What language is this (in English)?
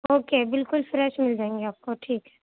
Urdu